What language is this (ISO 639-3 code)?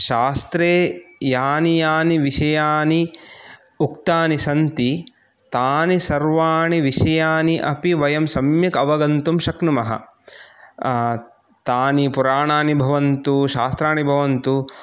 san